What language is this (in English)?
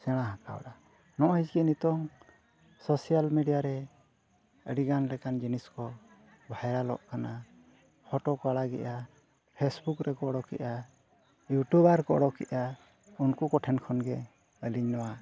Santali